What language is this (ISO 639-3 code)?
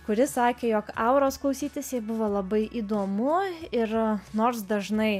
lit